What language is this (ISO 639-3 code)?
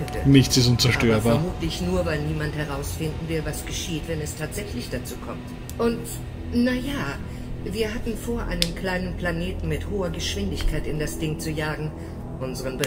deu